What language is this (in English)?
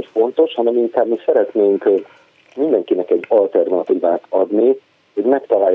Hungarian